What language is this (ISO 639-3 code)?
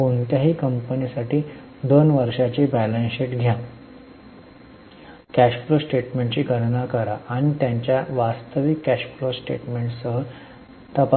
mar